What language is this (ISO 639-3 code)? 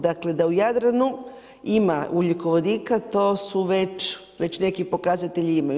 hrv